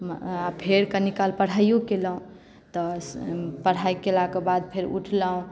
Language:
Maithili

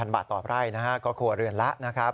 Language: Thai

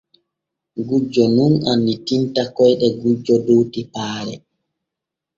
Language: Borgu Fulfulde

